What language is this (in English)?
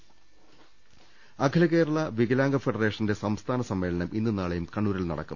Malayalam